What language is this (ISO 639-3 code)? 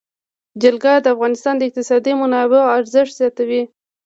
pus